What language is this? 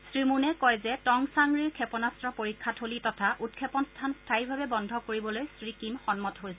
Assamese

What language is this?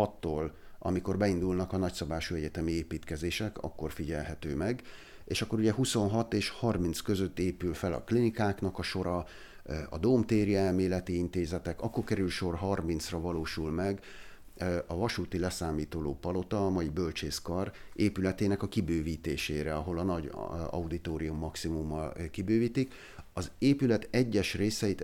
Hungarian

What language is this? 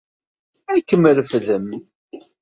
Kabyle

